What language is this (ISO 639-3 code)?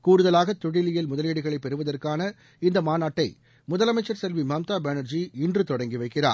tam